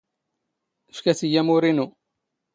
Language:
Standard Moroccan Tamazight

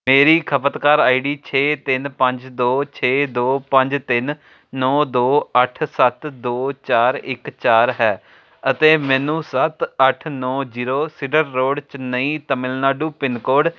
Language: Punjabi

